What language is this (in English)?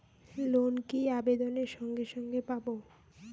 Bangla